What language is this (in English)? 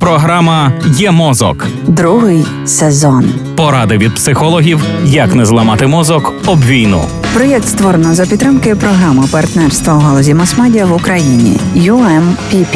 Ukrainian